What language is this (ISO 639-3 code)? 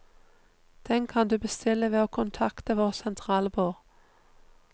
nor